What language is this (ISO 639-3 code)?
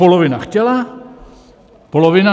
ces